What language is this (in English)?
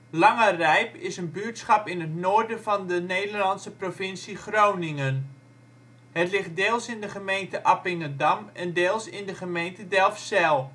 Dutch